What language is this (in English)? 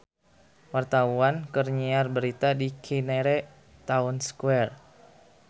Sundanese